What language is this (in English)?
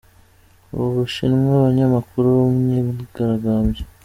Kinyarwanda